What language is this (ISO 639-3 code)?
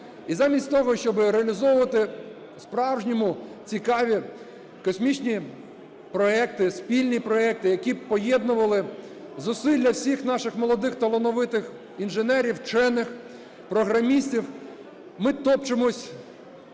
ukr